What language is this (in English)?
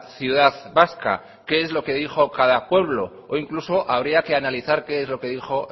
Spanish